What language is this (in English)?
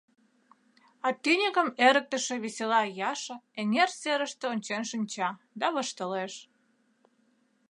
Mari